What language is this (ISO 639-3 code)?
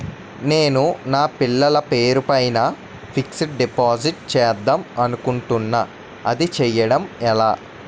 tel